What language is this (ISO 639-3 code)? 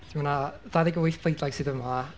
cym